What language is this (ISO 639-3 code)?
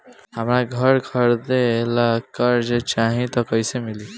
bho